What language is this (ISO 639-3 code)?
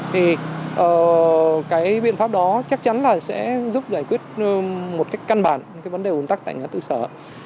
vie